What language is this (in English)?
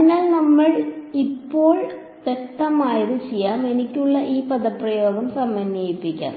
Malayalam